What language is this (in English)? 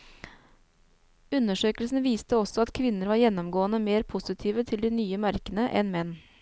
Norwegian